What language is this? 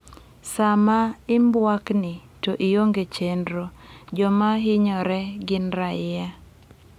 Luo (Kenya and Tanzania)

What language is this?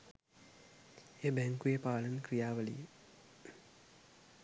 Sinhala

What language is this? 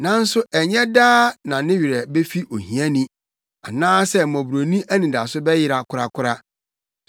Akan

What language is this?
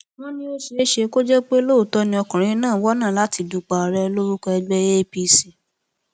Yoruba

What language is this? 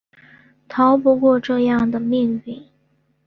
Chinese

